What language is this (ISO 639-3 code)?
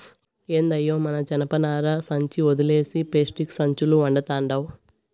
tel